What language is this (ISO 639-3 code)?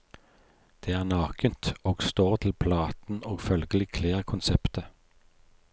nor